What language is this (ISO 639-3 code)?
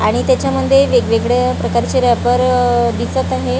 mar